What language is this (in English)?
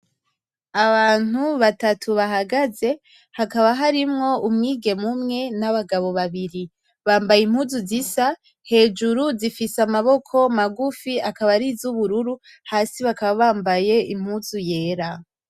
Rundi